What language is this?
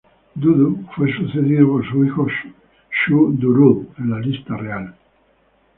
Spanish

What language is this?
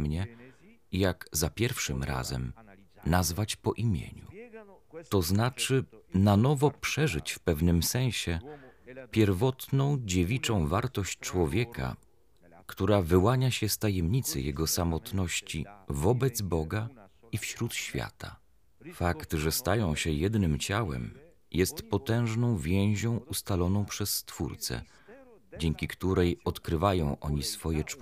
Polish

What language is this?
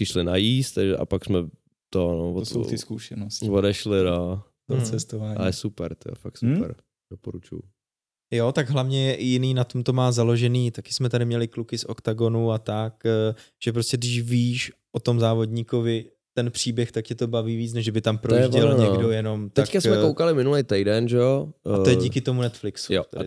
Czech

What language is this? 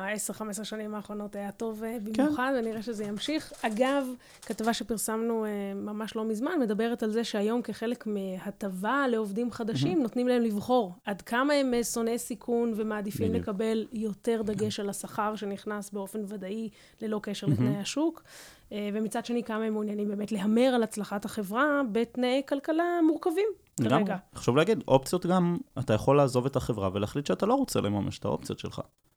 Hebrew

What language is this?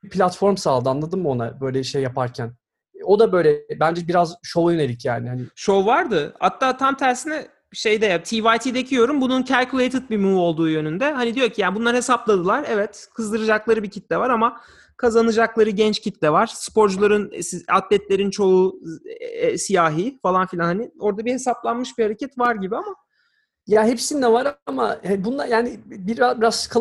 Turkish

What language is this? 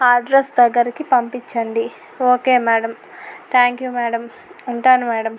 Telugu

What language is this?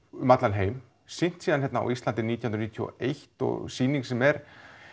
Icelandic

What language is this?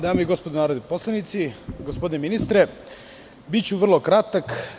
Serbian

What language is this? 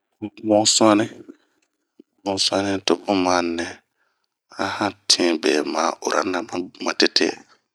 Bomu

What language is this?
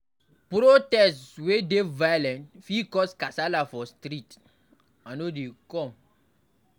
Nigerian Pidgin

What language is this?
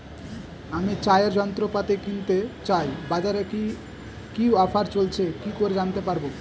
Bangla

